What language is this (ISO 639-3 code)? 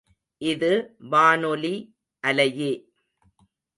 tam